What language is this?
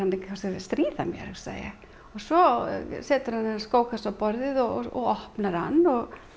Icelandic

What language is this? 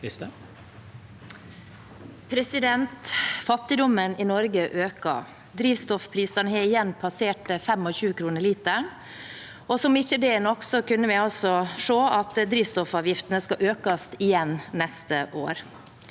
Norwegian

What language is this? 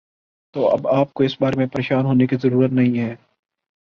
Urdu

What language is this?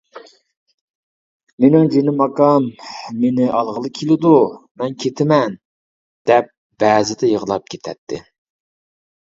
Uyghur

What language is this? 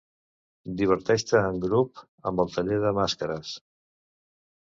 Catalan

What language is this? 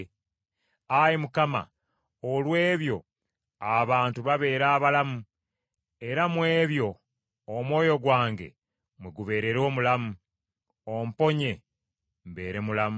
Ganda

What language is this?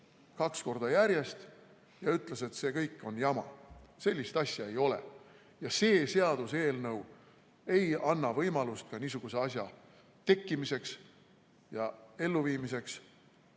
Estonian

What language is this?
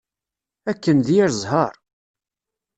Kabyle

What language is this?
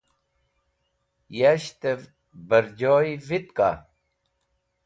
Wakhi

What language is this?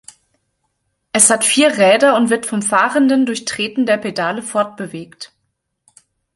German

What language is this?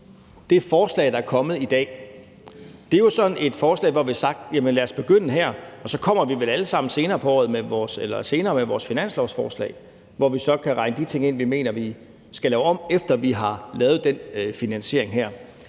Danish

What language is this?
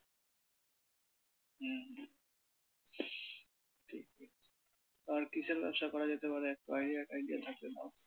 Bangla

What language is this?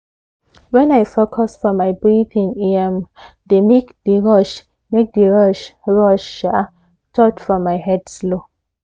Nigerian Pidgin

